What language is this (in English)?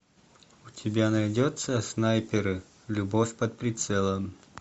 Russian